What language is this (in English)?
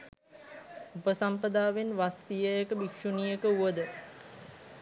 Sinhala